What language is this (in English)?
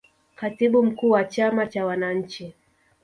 Swahili